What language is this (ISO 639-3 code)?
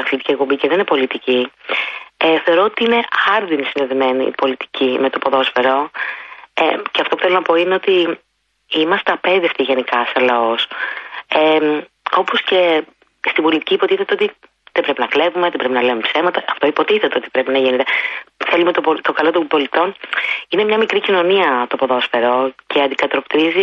ell